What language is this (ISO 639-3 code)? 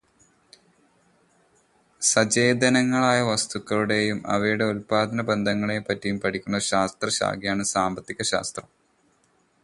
mal